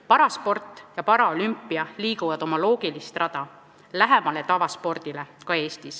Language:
Estonian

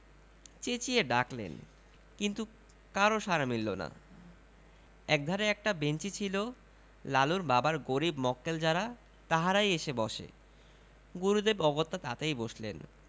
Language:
Bangla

